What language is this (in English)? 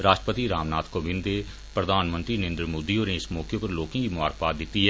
Dogri